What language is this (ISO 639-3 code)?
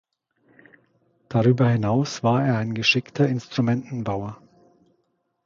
deu